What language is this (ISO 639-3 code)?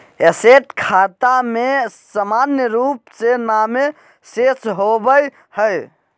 mag